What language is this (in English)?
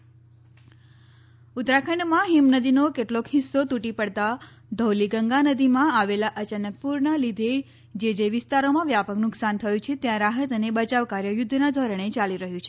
Gujarati